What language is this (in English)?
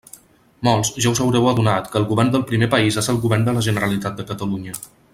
Catalan